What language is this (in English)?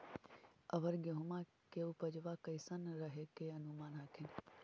Magahi